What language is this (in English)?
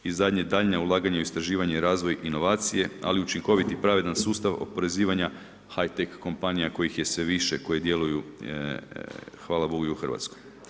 Croatian